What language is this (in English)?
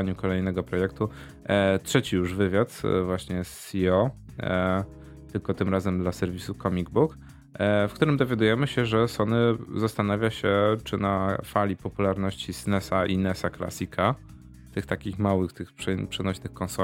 Polish